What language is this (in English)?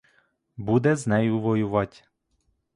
Ukrainian